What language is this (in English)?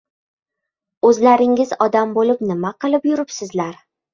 Uzbek